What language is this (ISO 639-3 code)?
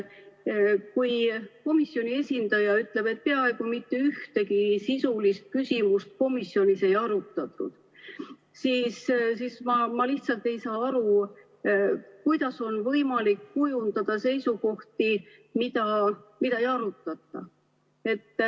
est